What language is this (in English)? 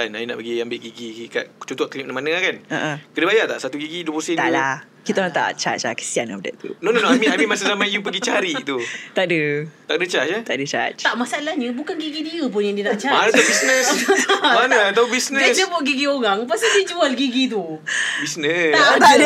Malay